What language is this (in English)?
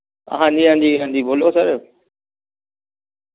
Dogri